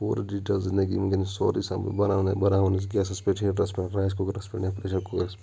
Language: Kashmiri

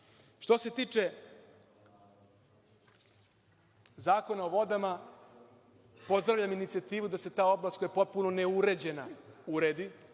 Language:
Serbian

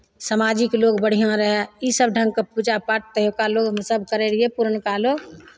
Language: Maithili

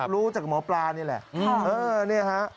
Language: Thai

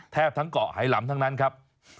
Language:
Thai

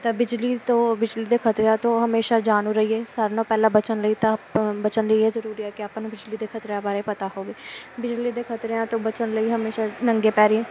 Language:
Punjabi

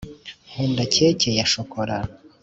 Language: Kinyarwanda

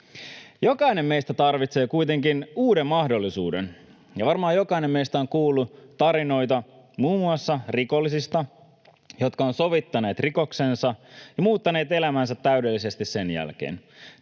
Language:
Finnish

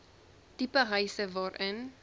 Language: Afrikaans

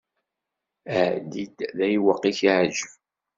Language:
Kabyle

